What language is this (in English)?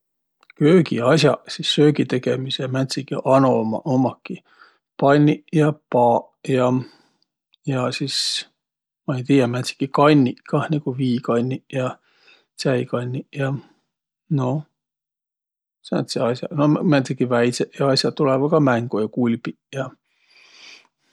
Võro